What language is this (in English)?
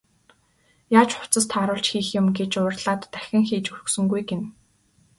Mongolian